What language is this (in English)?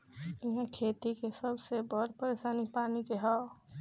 Bhojpuri